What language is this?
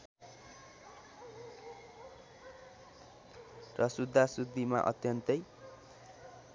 Nepali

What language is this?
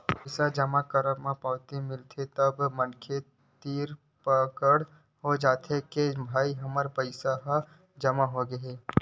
Chhattisgarhi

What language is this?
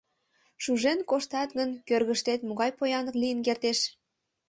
Mari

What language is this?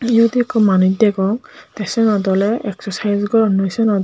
Chakma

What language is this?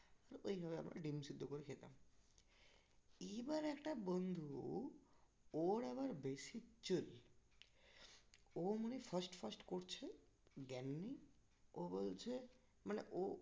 Bangla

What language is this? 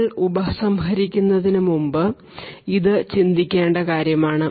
Malayalam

